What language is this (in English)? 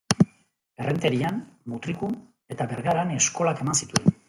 Basque